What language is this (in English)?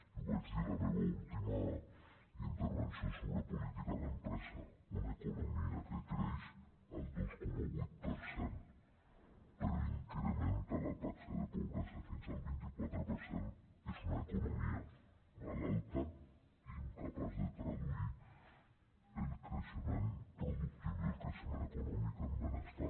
Catalan